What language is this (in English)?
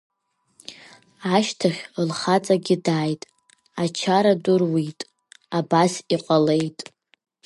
Abkhazian